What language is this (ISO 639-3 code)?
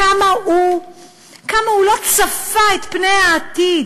heb